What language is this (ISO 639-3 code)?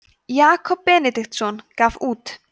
isl